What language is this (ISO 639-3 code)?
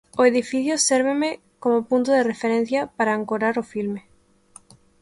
glg